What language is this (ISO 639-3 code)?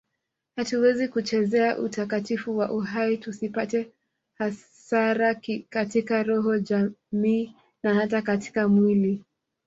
swa